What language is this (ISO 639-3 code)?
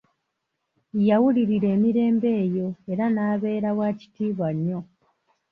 lug